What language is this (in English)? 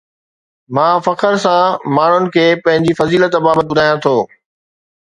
Sindhi